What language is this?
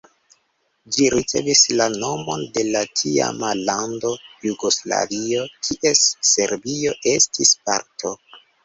Esperanto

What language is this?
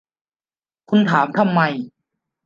Thai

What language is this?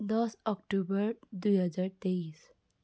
Nepali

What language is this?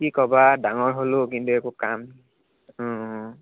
Assamese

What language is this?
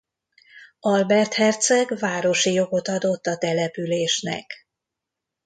Hungarian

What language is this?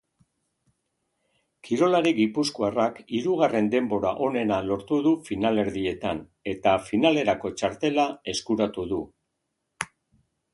Basque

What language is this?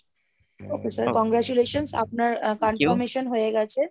Bangla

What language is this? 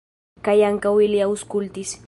Esperanto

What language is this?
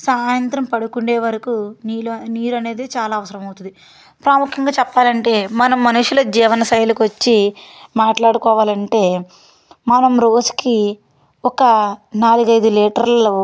Telugu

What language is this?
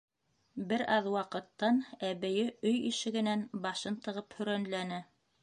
Bashkir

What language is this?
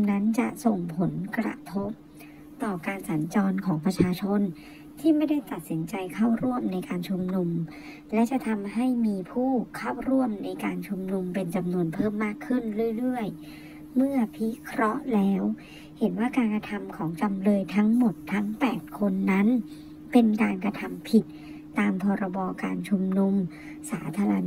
Thai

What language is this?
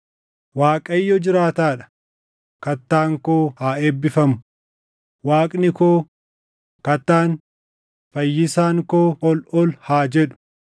Oromo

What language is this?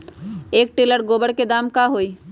Magahi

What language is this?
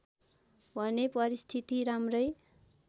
Nepali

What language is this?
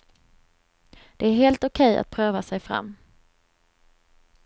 Swedish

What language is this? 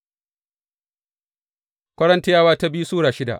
Hausa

